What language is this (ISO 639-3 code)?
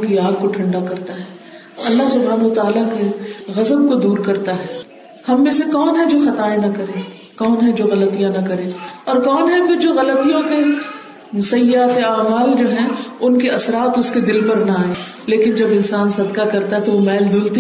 urd